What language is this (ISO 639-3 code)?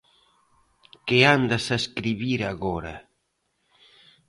glg